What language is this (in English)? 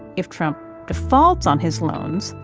English